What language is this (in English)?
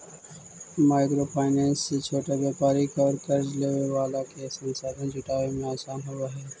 Magahi